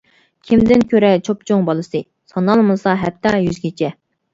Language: Uyghur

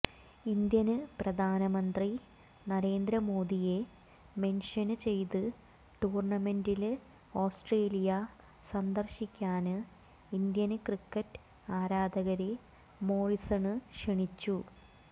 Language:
Malayalam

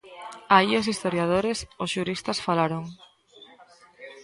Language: Galician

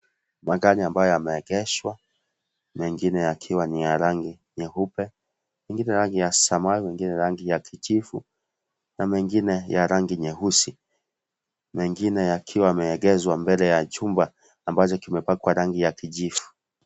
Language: Swahili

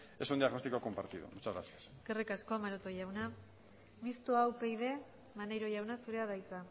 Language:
Basque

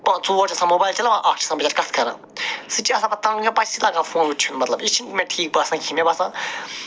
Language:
Kashmiri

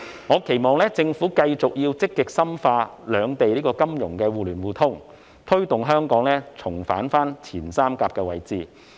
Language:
Cantonese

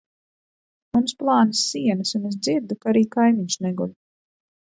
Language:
Latvian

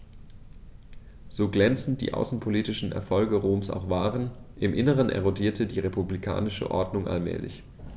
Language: German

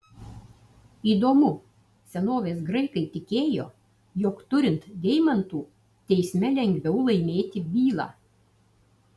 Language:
Lithuanian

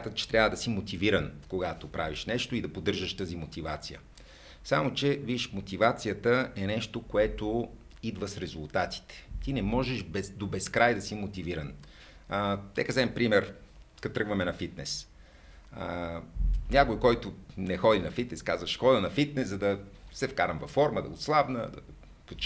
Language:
Bulgarian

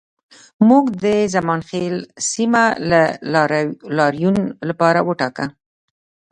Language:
Pashto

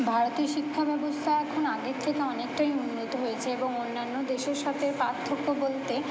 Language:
Bangla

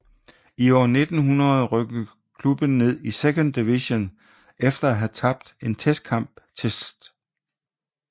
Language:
Danish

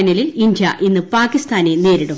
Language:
Malayalam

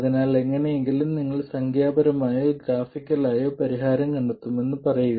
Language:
Malayalam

